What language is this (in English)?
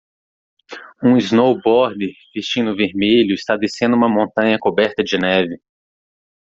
Portuguese